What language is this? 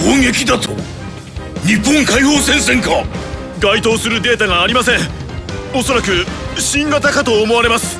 Japanese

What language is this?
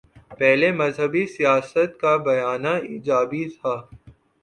Urdu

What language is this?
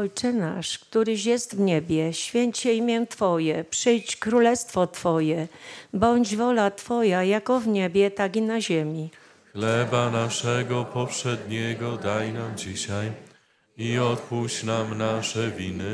Polish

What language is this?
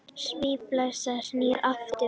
Icelandic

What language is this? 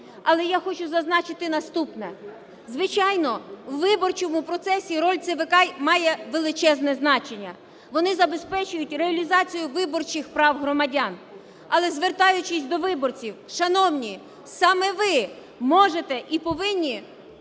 Ukrainian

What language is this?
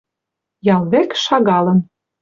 Western Mari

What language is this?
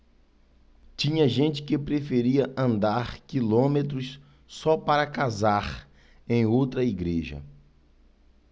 Portuguese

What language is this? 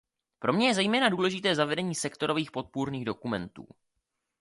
Czech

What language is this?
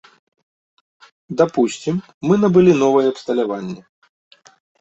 Belarusian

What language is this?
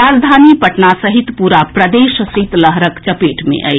Maithili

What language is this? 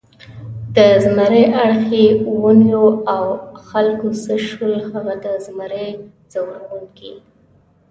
Pashto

